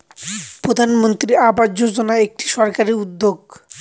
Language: Bangla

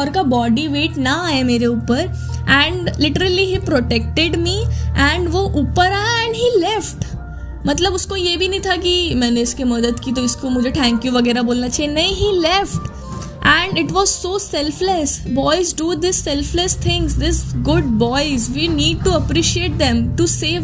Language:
Hindi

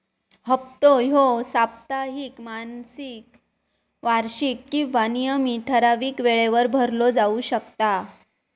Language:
Marathi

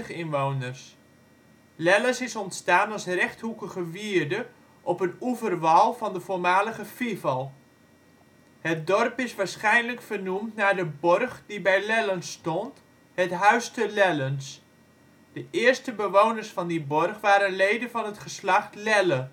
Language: Dutch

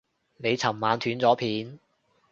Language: Cantonese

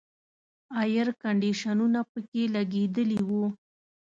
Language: Pashto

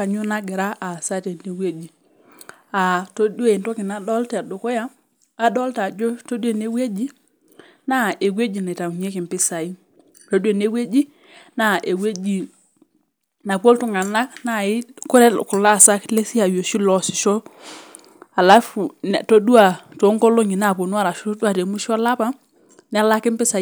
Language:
Masai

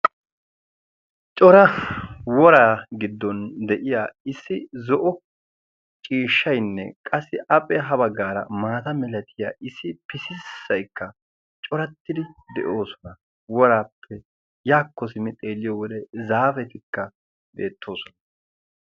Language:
Wolaytta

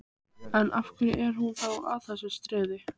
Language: Icelandic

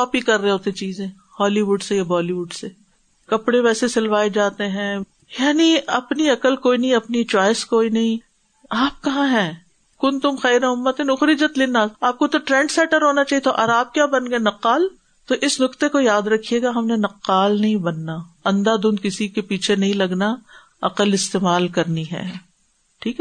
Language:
Urdu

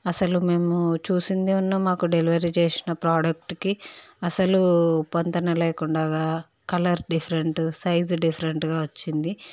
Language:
Telugu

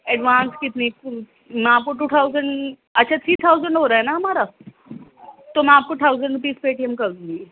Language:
Urdu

